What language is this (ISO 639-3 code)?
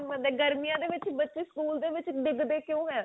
pan